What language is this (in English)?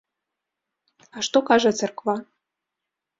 Belarusian